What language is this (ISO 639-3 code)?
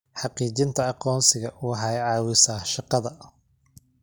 som